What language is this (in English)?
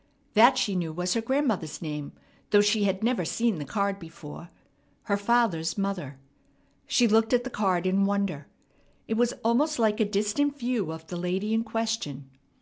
English